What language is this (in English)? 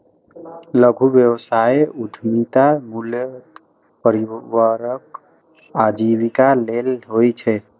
Maithili